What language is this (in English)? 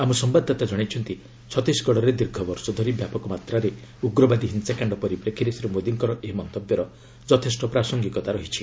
Odia